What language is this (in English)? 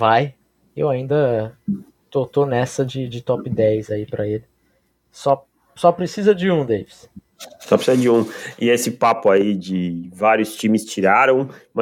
Portuguese